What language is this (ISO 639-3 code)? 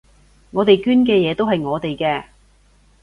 yue